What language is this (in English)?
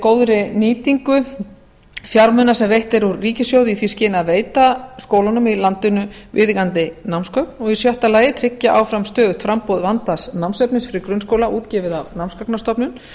Icelandic